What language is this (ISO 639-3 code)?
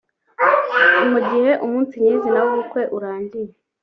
kin